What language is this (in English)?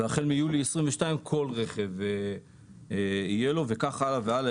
Hebrew